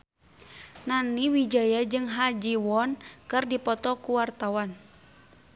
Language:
Sundanese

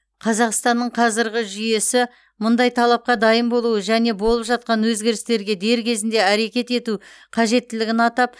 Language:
Kazakh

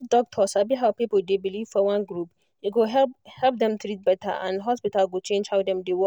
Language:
Nigerian Pidgin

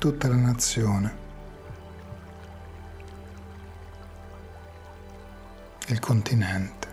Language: Italian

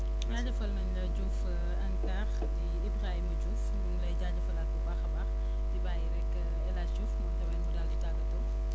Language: Wolof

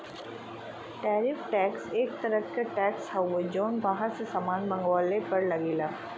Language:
Bhojpuri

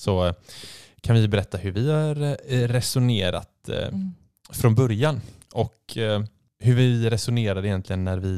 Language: Swedish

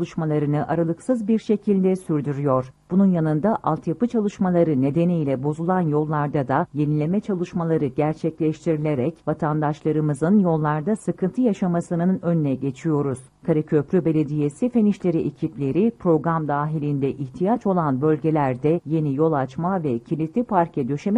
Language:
Turkish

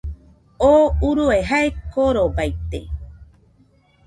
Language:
Nüpode Huitoto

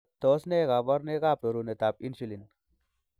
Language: Kalenjin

